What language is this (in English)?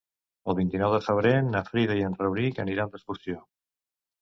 Catalan